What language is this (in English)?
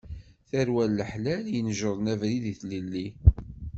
Kabyle